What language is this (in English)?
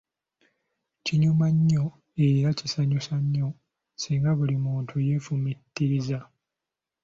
Ganda